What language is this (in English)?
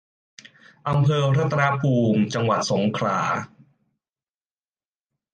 Thai